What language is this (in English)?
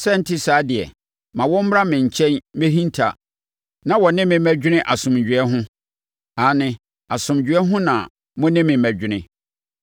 Akan